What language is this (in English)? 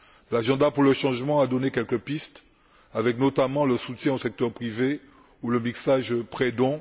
French